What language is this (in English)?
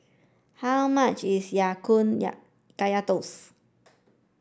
English